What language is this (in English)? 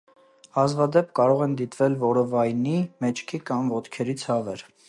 Armenian